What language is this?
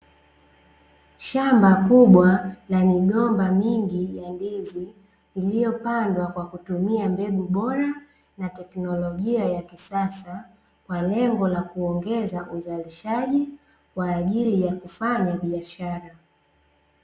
Swahili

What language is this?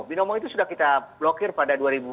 Indonesian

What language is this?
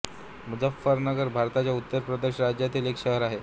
Marathi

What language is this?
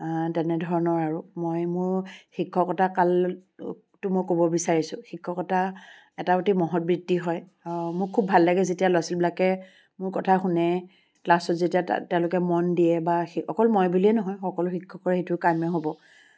Assamese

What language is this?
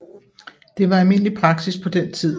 Danish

